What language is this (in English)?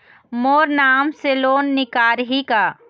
Chhattisgarhi